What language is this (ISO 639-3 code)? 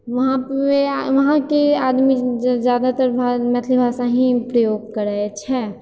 mai